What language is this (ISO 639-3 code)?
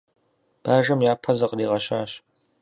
kbd